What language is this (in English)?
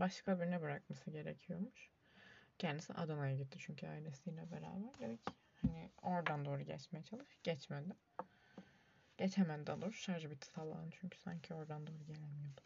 Turkish